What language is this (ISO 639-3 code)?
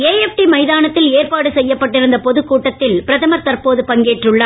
tam